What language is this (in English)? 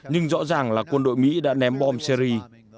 Vietnamese